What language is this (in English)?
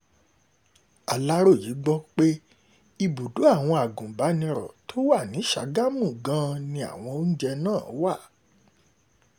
Yoruba